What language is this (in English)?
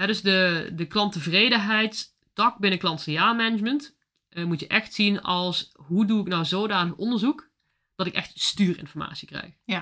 Dutch